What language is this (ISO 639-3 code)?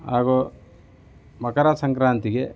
kan